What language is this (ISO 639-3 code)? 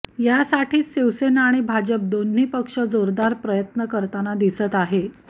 mar